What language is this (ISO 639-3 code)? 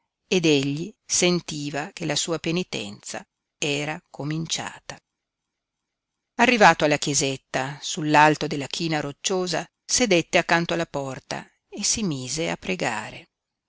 ita